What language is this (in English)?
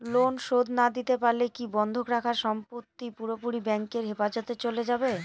Bangla